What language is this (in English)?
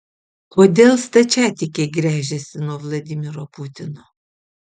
Lithuanian